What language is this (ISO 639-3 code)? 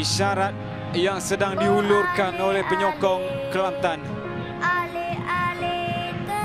msa